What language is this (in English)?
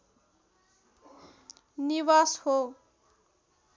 Nepali